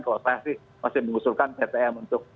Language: Indonesian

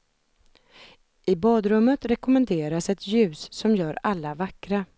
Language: Swedish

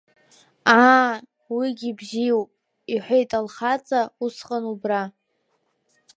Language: Abkhazian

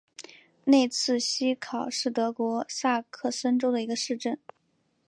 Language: Chinese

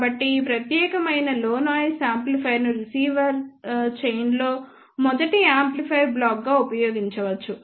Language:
Telugu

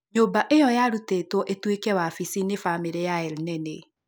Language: Kikuyu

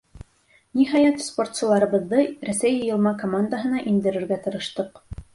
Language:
Bashkir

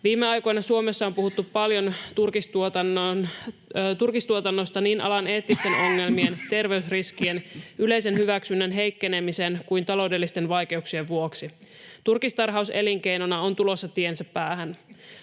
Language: Finnish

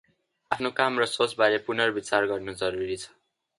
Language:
Nepali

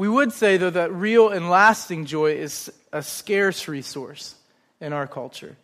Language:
English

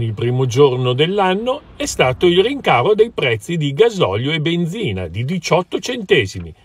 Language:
Italian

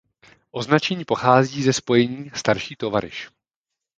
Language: Czech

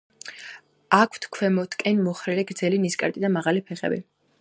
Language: Georgian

